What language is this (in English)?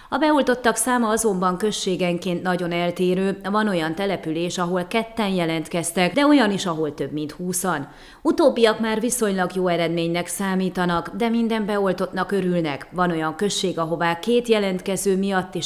Hungarian